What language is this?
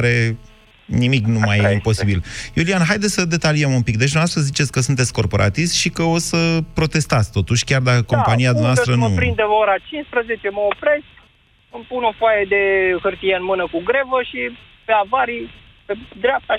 Romanian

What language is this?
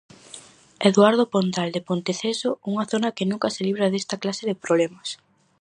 Galician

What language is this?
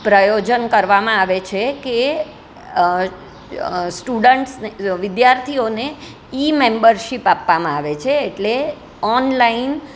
Gujarati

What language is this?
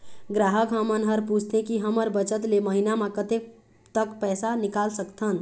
Chhattisgarhi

